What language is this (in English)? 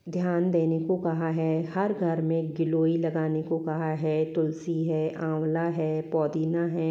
Hindi